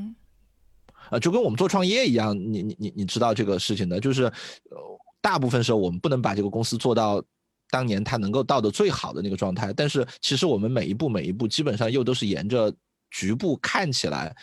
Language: Chinese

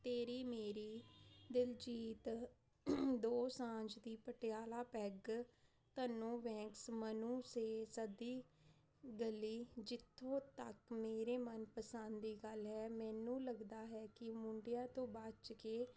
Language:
Punjabi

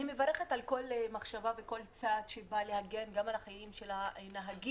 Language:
Hebrew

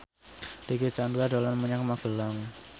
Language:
Javanese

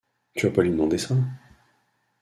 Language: French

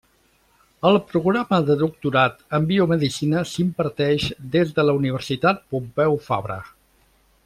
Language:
Catalan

